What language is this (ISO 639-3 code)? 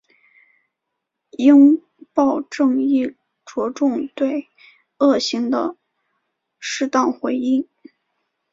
zho